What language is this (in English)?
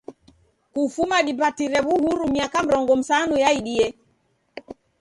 Taita